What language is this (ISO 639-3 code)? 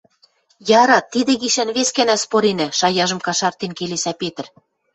mrj